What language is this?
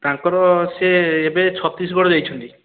Odia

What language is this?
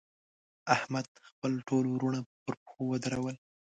Pashto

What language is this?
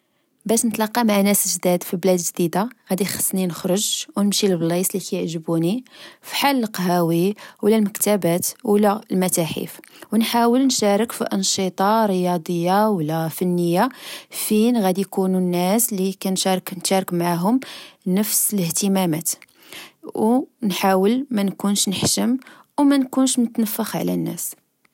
Moroccan Arabic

